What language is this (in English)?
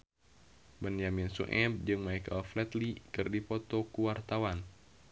Sundanese